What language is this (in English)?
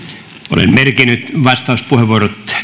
Finnish